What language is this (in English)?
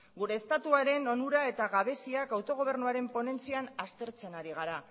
Basque